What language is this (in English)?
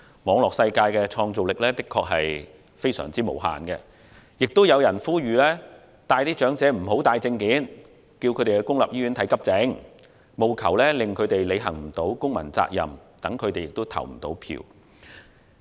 Cantonese